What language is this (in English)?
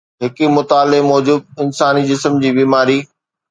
Sindhi